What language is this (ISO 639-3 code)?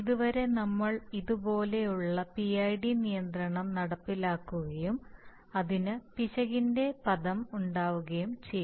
mal